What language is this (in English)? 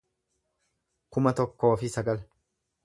Oromo